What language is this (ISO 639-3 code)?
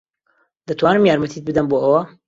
ckb